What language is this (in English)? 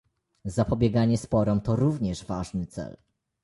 Polish